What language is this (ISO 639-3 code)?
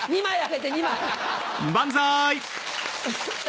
jpn